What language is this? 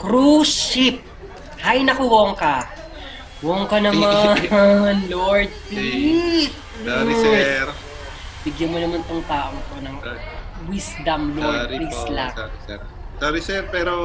Filipino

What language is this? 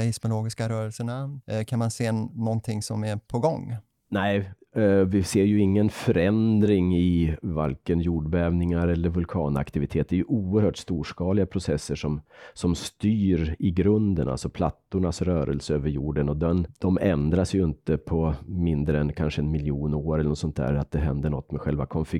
Swedish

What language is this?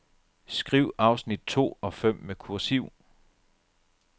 Danish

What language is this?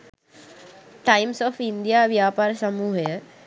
Sinhala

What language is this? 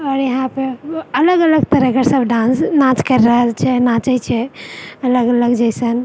Maithili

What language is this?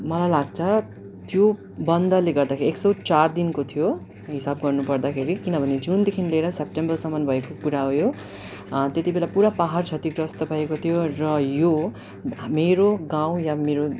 Nepali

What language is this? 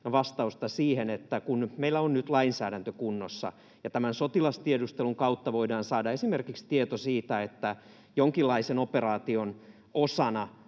Finnish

